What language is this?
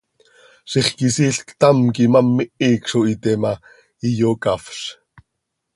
Seri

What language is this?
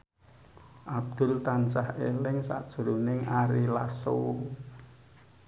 Javanese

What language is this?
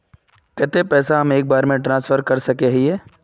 Magahi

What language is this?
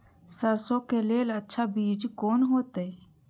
Maithili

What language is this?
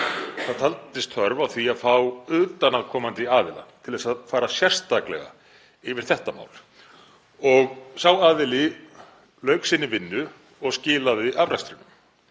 Icelandic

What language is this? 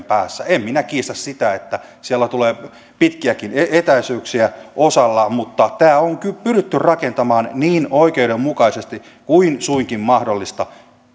Finnish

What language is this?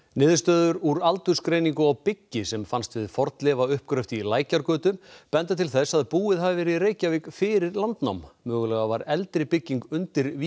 Icelandic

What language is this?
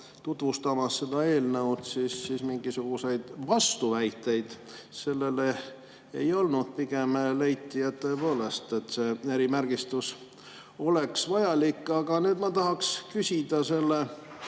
Estonian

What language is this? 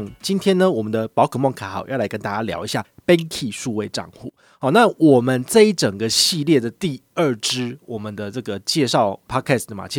Chinese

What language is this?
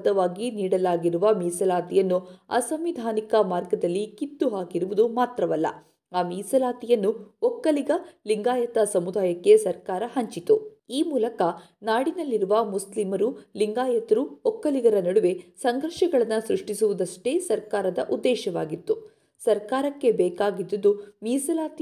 Kannada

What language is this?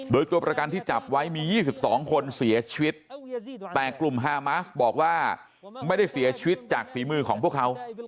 Thai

